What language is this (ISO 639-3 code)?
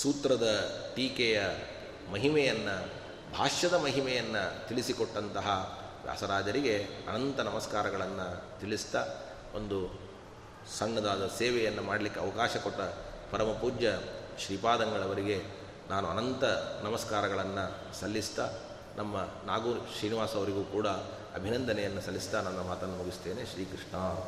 kan